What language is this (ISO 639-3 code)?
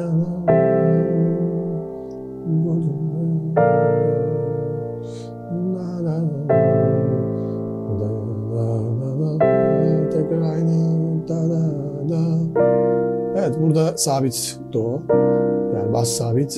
tur